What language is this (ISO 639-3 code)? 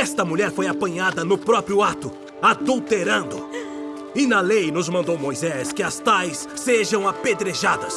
por